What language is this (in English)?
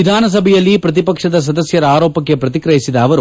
Kannada